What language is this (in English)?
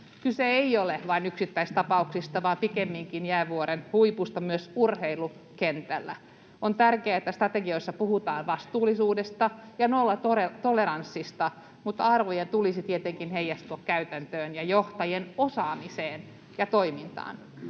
Finnish